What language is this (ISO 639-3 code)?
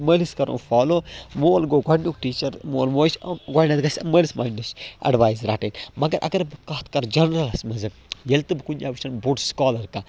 kas